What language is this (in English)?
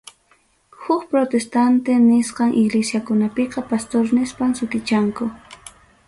Ayacucho Quechua